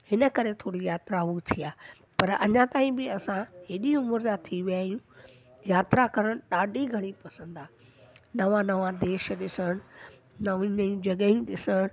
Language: Sindhi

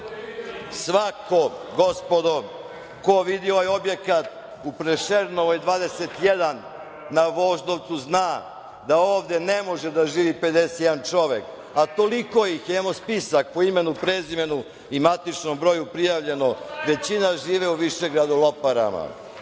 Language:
Serbian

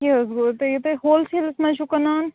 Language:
Kashmiri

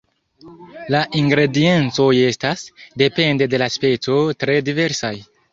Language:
Esperanto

